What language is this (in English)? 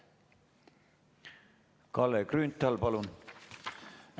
Estonian